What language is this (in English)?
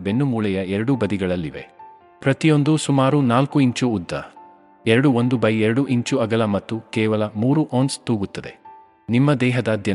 Kannada